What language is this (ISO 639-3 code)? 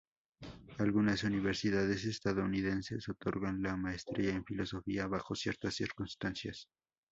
spa